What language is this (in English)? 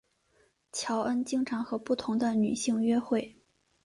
Chinese